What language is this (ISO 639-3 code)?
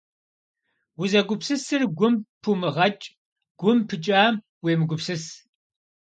kbd